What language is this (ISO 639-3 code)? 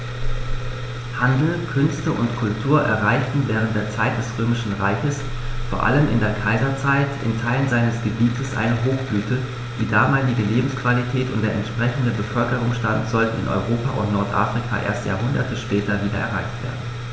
deu